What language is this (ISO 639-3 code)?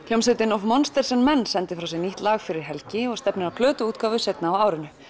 isl